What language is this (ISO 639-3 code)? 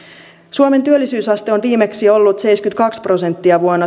fin